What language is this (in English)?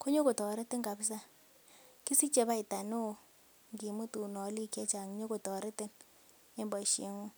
Kalenjin